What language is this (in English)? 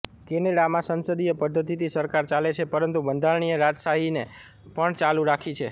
Gujarati